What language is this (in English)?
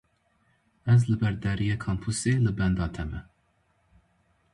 Kurdish